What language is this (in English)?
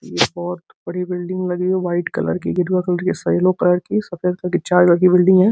Hindi